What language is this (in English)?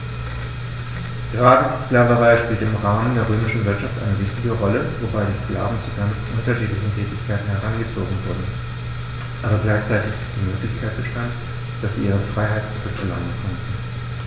German